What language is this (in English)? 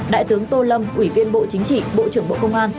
Vietnamese